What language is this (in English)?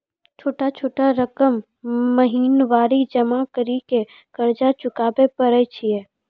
Maithili